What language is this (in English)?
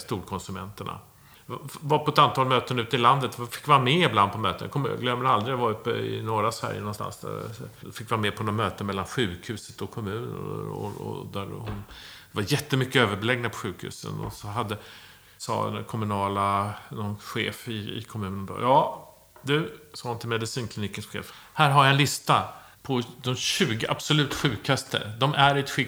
Swedish